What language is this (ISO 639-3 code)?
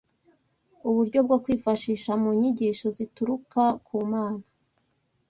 kin